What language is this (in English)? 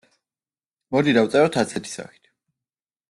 Georgian